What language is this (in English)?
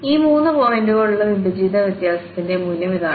Malayalam